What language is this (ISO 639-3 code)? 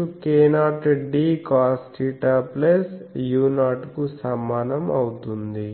tel